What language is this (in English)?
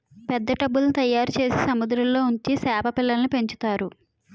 Telugu